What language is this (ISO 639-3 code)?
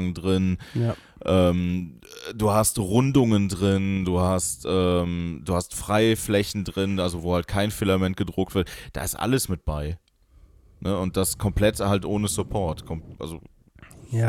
deu